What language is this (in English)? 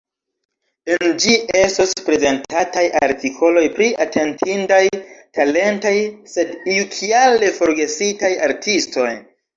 Esperanto